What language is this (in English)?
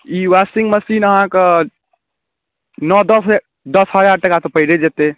Maithili